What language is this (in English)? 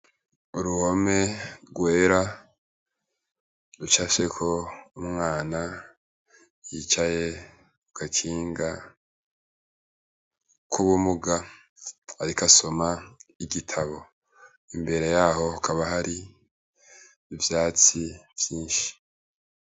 Rundi